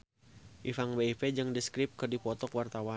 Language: Sundanese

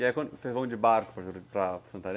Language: Portuguese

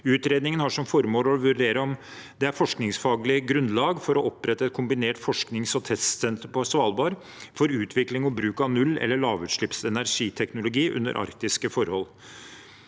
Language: Norwegian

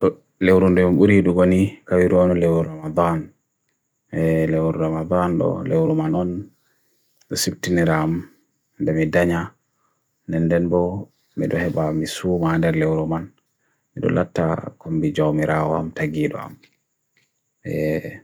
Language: Bagirmi Fulfulde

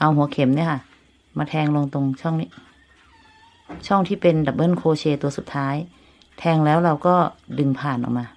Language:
Thai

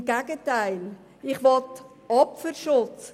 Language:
Swiss German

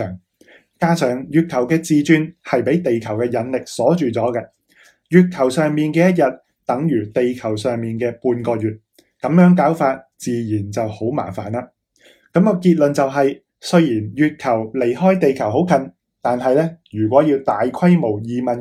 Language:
Chinese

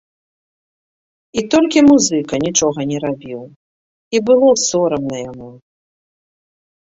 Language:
Belarusian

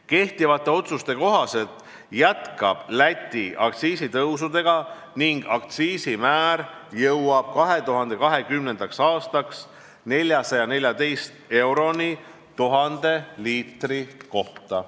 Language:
Estonian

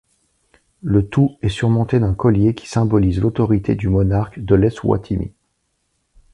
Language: French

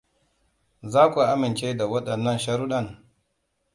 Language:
Hausa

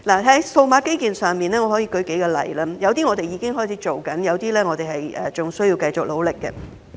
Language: Cantonese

